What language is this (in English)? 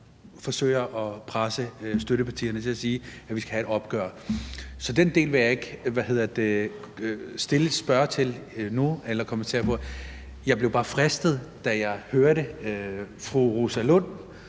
Danish